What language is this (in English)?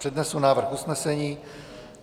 Czech